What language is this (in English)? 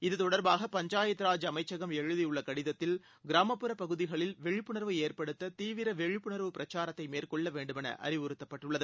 Tamil